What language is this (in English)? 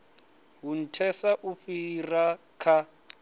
Venda